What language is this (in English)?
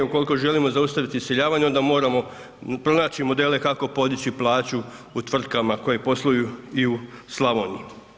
Croatian